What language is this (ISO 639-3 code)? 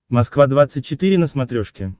rus